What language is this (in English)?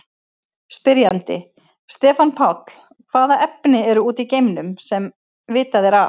Icelandic